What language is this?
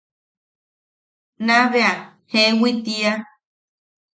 Yaqui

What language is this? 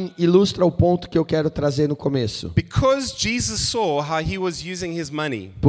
Portuguese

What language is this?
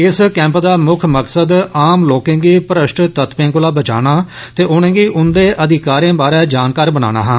Dogri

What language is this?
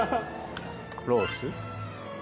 Japanese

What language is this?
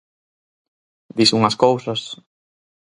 Galician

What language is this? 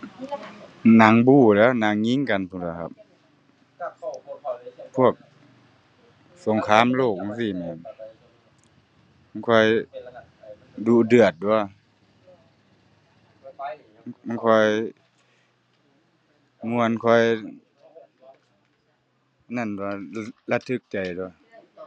Thai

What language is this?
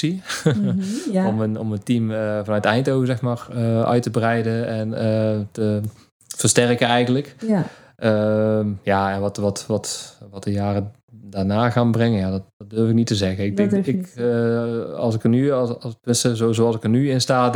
Dutch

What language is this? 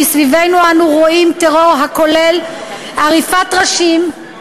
Hebrew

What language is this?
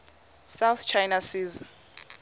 Xhosa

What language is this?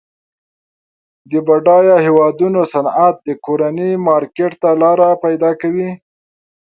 Pashto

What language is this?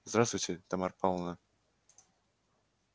Russian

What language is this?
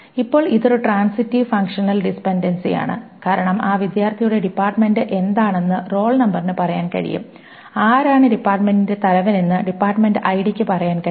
Malayalam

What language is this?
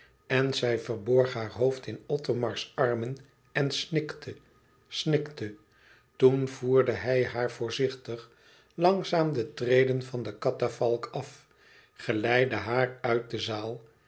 Dutch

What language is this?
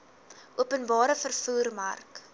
Afrikaans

